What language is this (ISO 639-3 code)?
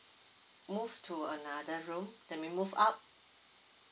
eng